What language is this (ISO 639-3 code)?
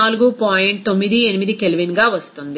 tel